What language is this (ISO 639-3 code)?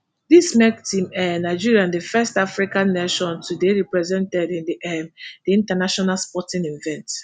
pcm